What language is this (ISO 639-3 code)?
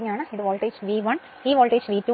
mal